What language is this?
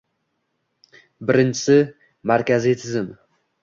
Uzbek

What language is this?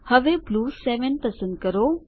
Gujarati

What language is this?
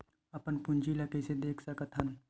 Chhattisgarhi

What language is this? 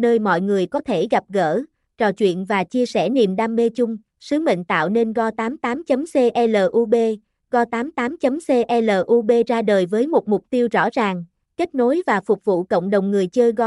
Vietnamese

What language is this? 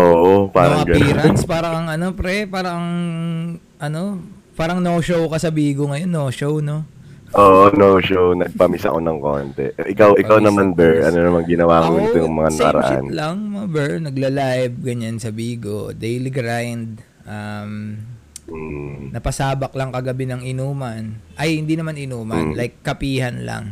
Filipino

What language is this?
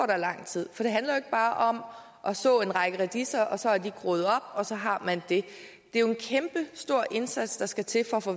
Danish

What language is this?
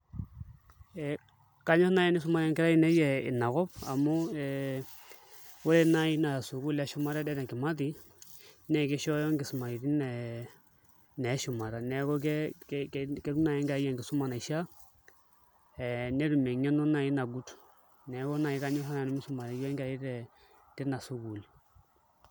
Masai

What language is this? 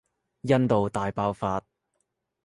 Cantonese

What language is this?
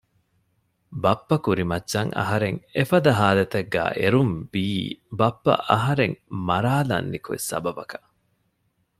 Divehi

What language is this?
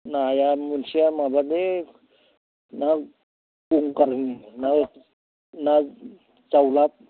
Bodo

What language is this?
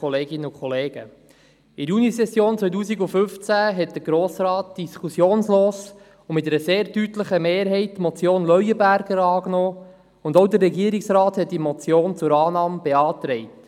Swiss German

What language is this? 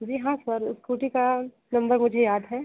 Hindi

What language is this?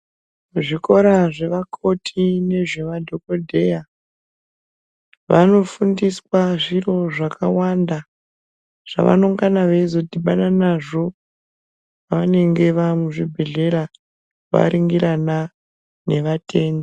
Ndau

